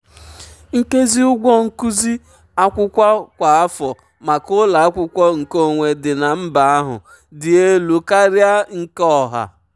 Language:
Igbo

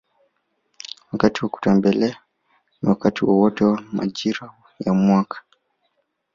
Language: Swahili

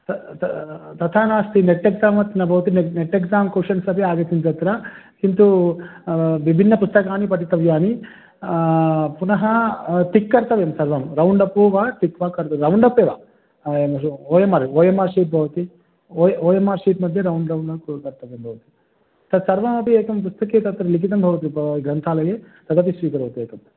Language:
Sanskrit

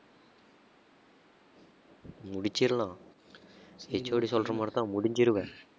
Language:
Tamil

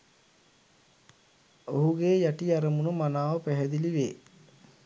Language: Sinhala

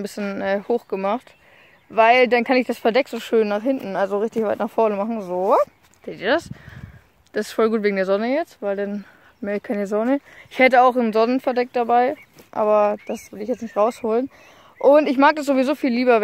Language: German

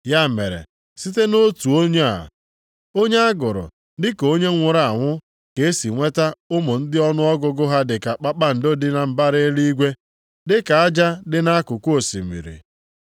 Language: Igbo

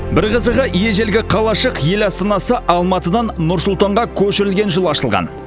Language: Kazakh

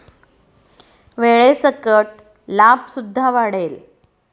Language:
Marathi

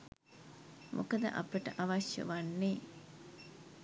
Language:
Sinhala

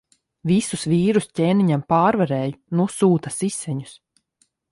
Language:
Latvian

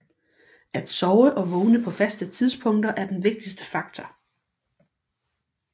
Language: Danish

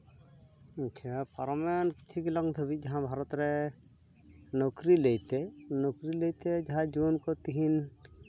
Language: Santali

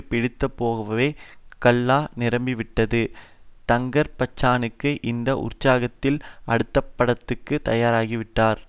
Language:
Tamil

